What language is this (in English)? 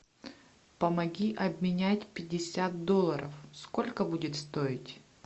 Russian